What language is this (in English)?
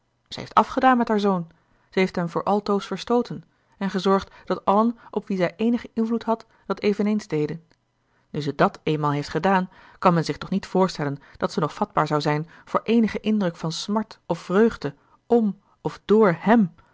Dutch